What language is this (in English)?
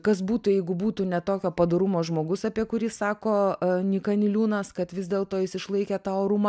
Lithuanian